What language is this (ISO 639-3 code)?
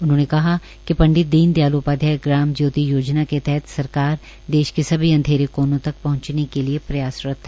hin